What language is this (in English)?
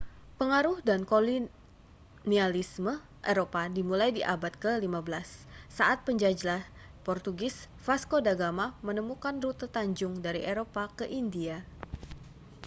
Indonesian